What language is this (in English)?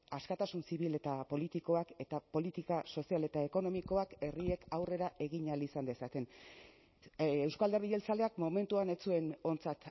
Basque